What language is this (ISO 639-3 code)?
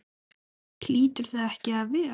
isl